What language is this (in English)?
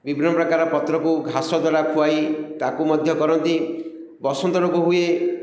Odia